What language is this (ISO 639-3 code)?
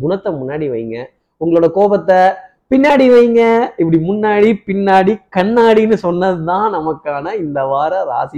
tam